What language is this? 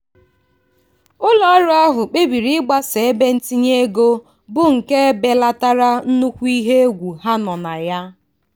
Igbo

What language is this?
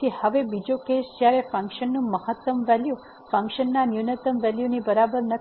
Gujarati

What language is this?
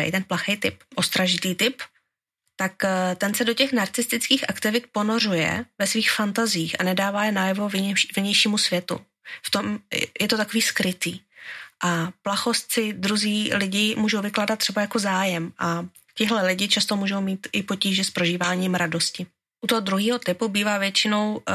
Czech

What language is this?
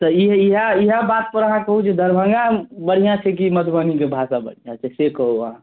Maithili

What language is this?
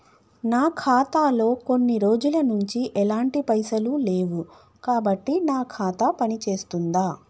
Telugu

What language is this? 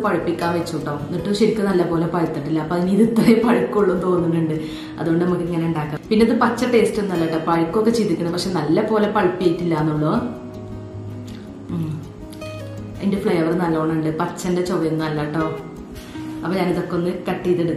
Romanian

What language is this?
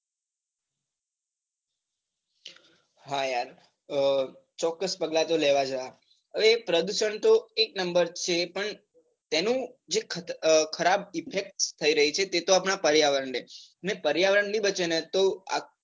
Gujarati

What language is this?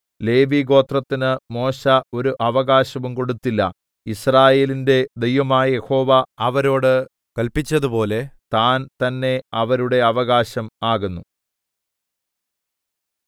Malayalam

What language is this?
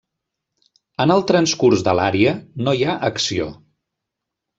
Catalan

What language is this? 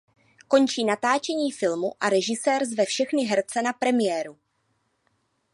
Czech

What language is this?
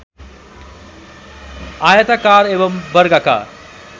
Nepali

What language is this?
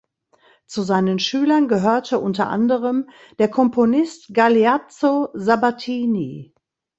German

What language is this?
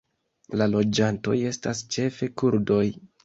Esperanto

